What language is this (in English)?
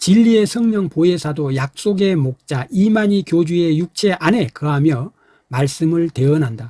Korean